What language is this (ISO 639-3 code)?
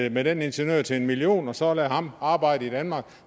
dan